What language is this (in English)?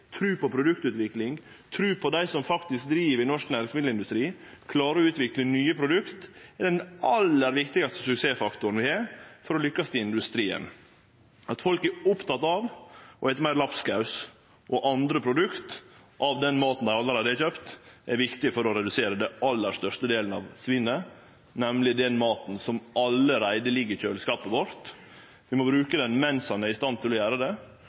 Norwegian Nynorsk